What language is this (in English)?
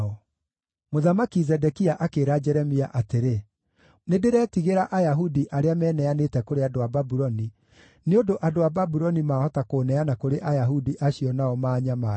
Kikuyu